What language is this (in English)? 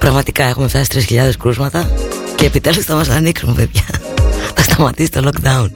Greek